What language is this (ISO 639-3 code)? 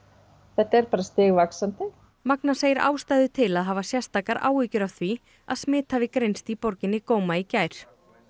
isl